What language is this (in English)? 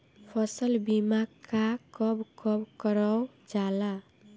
Bhojpuri